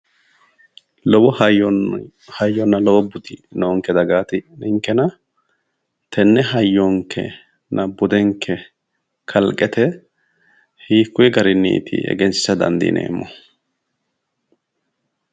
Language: Sidamo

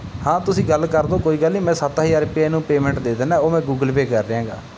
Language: Punjabi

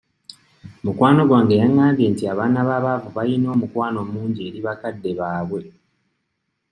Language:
Ganda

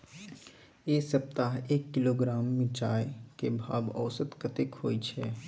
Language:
Maithili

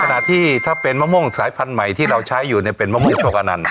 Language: Thai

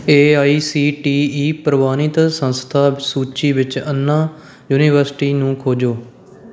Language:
Punjabi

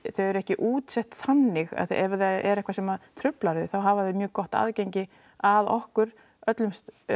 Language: Icelandic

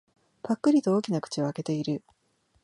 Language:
Japanese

